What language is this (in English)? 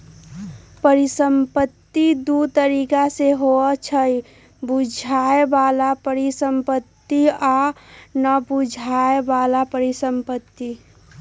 Magahi